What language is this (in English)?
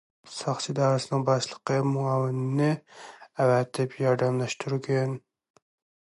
Uyghur